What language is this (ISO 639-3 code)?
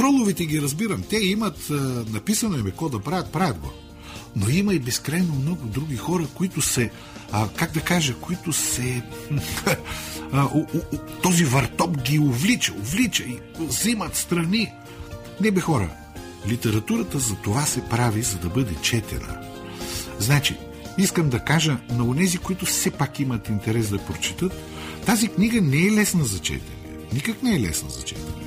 bul